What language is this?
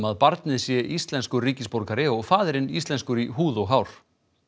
Icelandic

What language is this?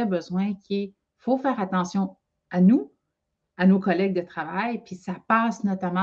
French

